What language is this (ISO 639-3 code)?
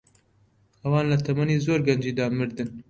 ckb